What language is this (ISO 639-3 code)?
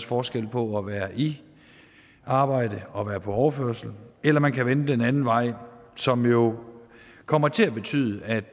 dan